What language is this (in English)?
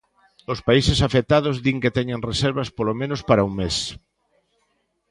Galician